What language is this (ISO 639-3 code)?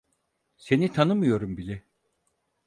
tur